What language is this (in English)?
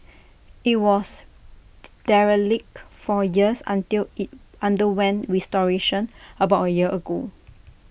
English